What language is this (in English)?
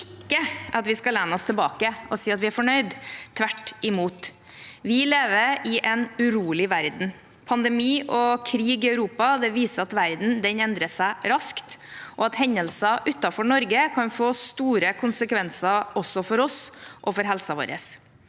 Norwegian